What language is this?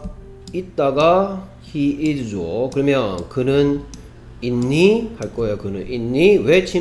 Korean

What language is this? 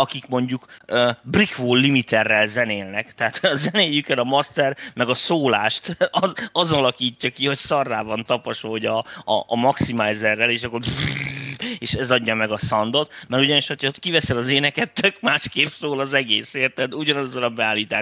Hungarian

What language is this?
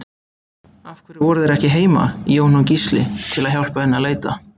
Icelandic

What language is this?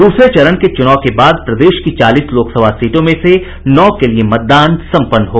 Hindi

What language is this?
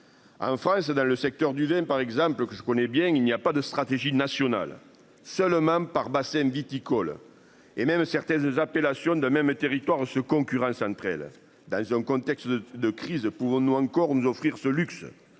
French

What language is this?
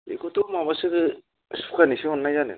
Bodo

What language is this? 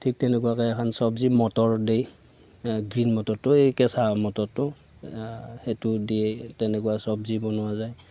Assamese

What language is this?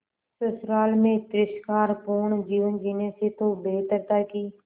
Hindi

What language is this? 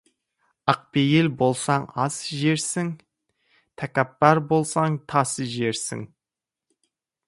Kazakh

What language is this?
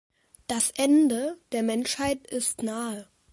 German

